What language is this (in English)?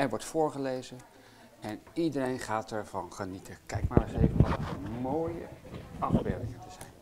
Dutch